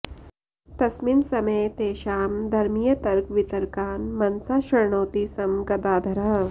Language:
Sanskrit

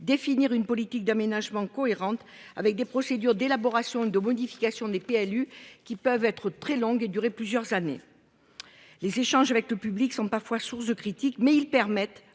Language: French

